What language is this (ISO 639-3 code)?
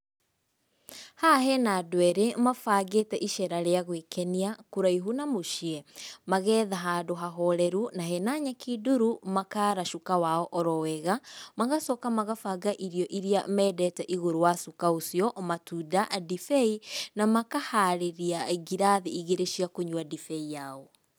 kik